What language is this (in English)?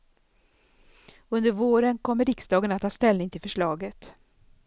Swedish